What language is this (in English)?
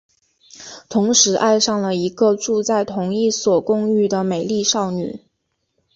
Chinese